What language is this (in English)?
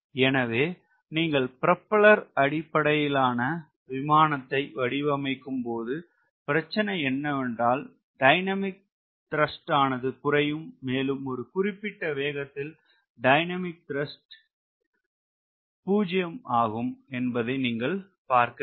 Tamil